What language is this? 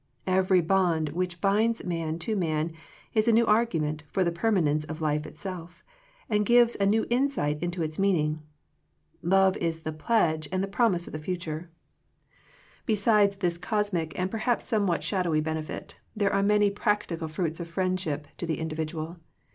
English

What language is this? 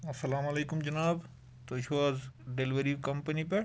Kashmiri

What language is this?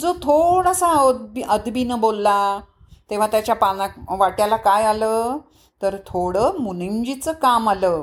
Marathi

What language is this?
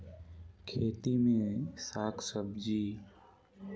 Chhattisgarhi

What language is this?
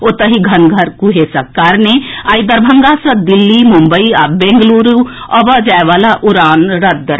Maithili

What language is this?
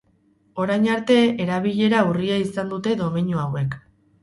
Basque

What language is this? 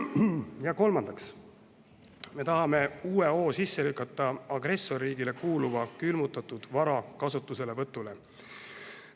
Estonian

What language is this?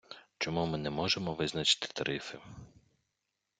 Ukrainian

